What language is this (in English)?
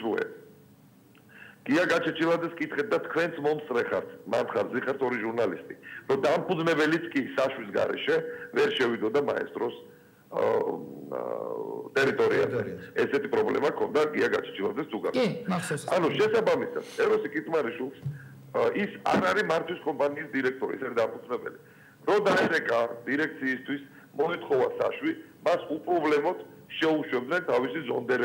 Romanian